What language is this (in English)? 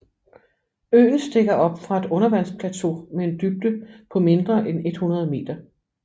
Danish